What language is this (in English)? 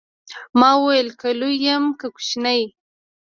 Pashto